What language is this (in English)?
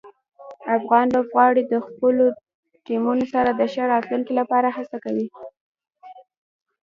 Pashto